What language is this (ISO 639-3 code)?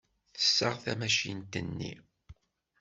kab